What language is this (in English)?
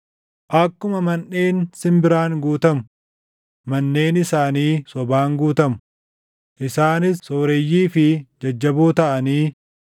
Oromo